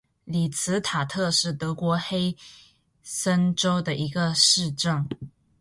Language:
Chinese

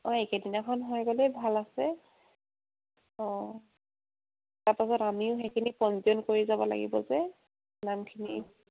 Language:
Assamese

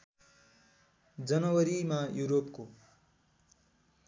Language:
Nepali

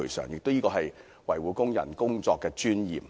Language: Cantonese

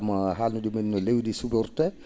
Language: Fula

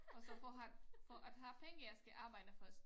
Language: Danish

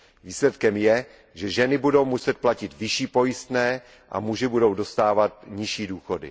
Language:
Czech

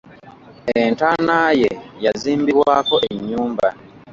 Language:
Ganda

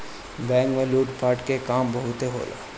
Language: Bhojpuri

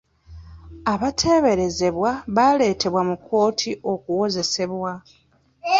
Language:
Ganda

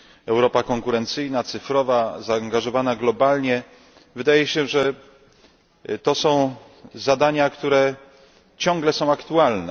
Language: Polish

